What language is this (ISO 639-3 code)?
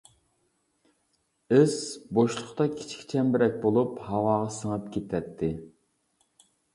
uig